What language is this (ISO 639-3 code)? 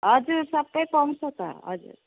nep